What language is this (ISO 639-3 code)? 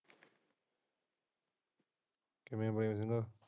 pan